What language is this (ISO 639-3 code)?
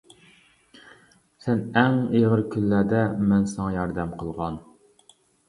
uig